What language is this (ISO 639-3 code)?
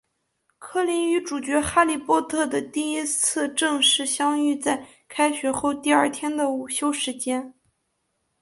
zho